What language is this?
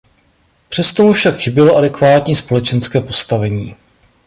Czech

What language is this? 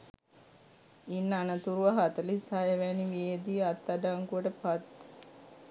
Sinhala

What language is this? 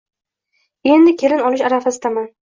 Uzbek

